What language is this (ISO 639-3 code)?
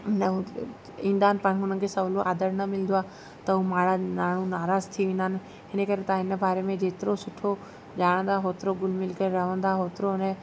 snd